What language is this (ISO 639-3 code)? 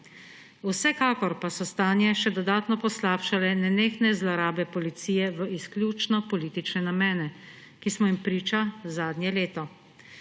slv